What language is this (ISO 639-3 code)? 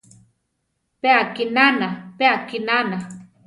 tar